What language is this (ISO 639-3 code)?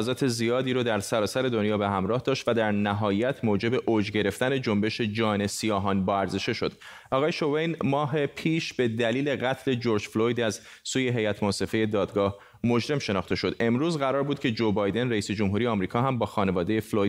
fas